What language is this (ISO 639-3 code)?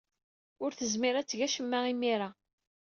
kab